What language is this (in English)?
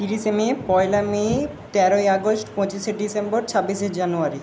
Bangla